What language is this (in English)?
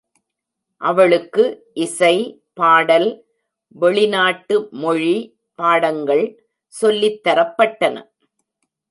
Tamil